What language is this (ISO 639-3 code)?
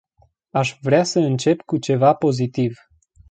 ron